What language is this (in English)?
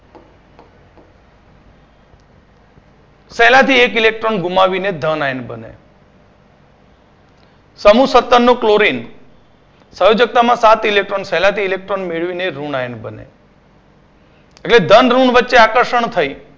Gujarati